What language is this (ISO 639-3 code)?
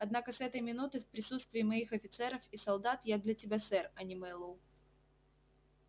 rus